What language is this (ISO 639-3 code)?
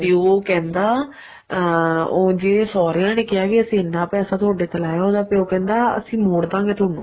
pan